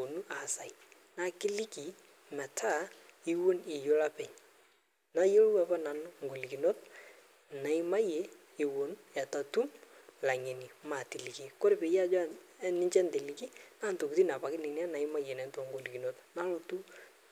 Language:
Masai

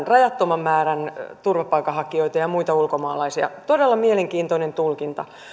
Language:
Finnish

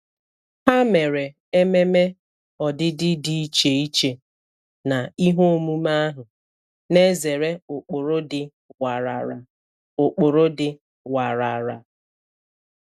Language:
Igbo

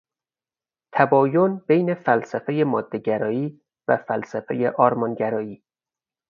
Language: Persian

